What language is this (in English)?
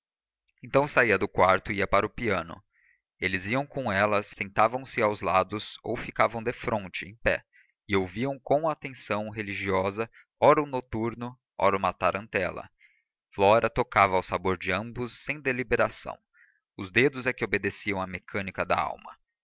Portuguese